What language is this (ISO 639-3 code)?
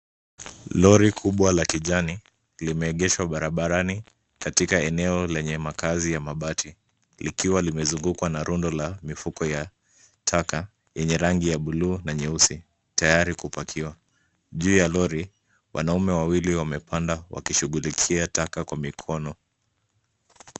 swa